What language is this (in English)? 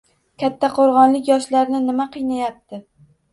Uzbek